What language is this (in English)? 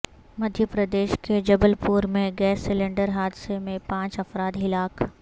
Urdu